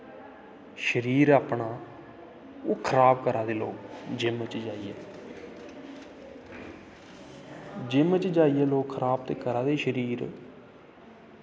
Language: Dogri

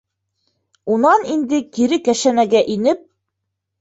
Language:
Bashkir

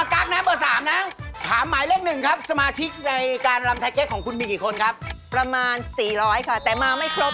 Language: Thai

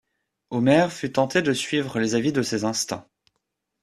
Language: French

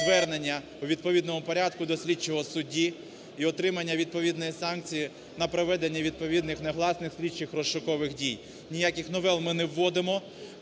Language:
Ukrainian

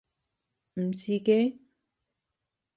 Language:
Cantonese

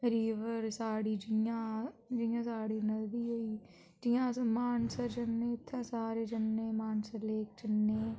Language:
Dogri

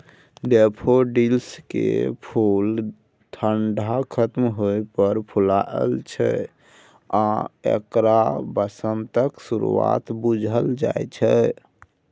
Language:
Maithili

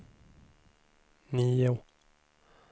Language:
Swedish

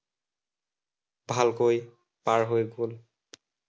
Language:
Assamese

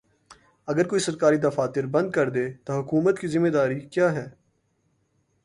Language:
Urdu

